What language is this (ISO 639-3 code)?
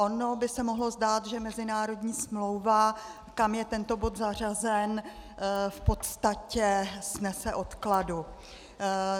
ces